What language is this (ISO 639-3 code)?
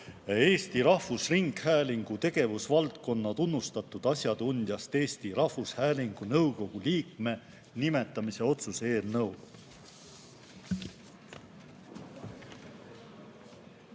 est